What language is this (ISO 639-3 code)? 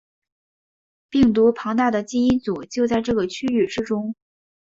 zho